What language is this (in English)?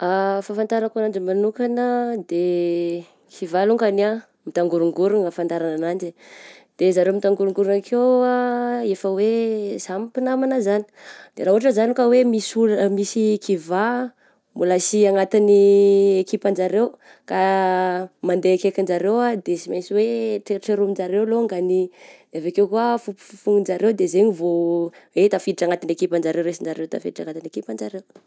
Southern Betsimisaraka Malagasy